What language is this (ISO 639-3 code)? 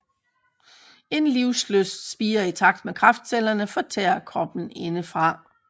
dan